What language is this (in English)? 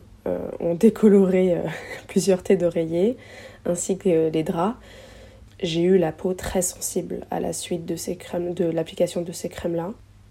French